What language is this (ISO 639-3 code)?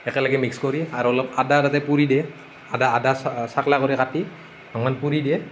asm